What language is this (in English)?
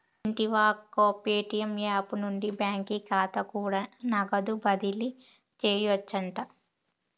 Telugu